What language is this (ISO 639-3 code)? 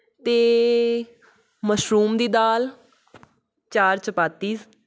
pan